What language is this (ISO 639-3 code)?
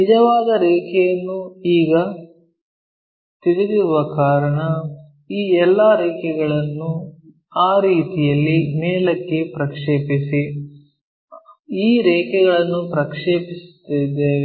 kan